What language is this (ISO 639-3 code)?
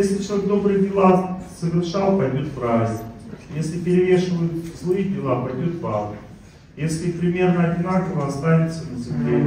rus